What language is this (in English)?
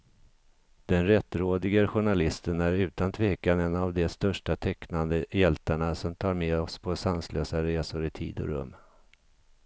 Swedish